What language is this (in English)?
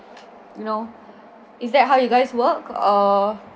English